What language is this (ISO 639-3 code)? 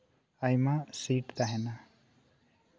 sat